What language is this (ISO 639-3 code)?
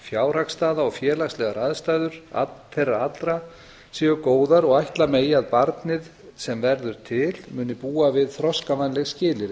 isl